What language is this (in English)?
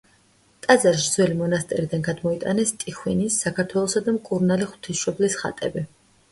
Georgian